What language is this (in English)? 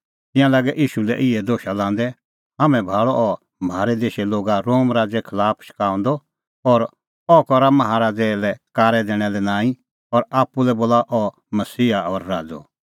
Kullu Pahari